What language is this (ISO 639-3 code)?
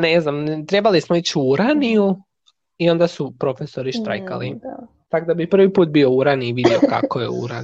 hrv